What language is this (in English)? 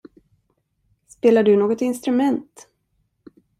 Swedish